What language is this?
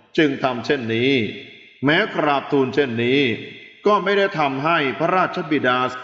Thai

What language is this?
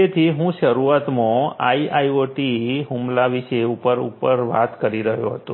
Gujarati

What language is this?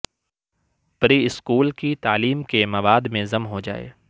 Urdu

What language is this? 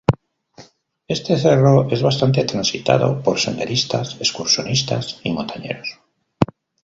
Spanish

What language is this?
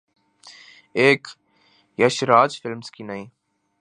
Urdu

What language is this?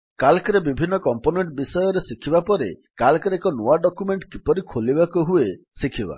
Odia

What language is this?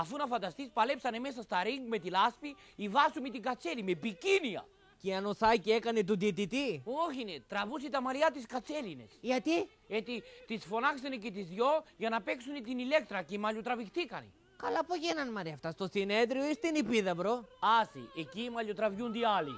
Greek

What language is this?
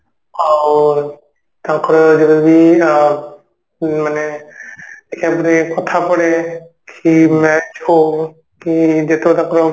Odia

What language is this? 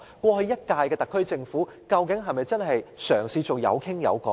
Cantonese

